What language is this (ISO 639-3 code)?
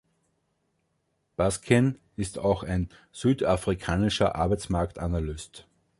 deu